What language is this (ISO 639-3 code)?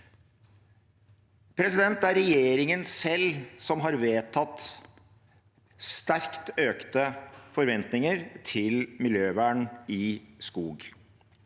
nor